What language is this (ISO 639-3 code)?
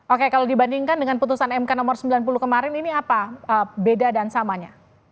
ind